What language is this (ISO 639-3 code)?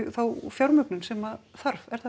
isl